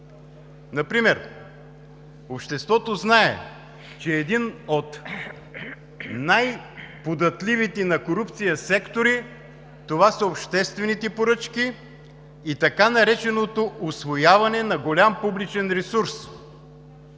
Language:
Bulgarian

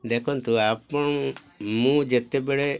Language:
Odia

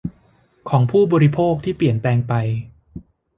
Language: Thai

